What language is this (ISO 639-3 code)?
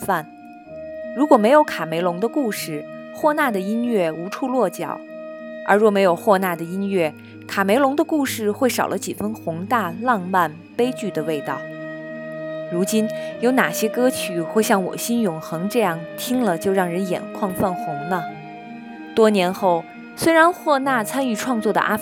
zho